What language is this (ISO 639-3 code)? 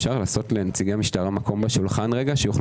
heb